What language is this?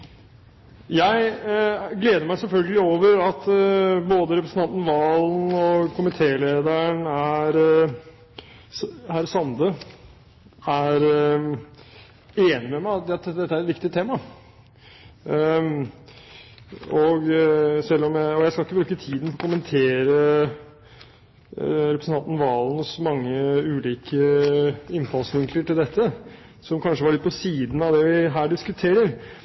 Norwegian Bokmål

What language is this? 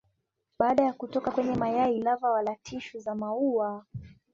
Swahili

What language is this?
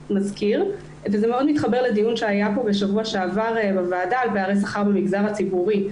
Hebrew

